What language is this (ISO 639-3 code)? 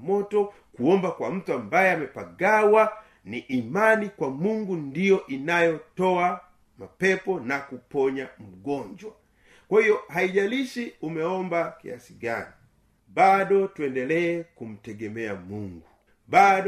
swa